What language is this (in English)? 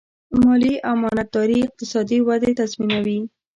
Pashto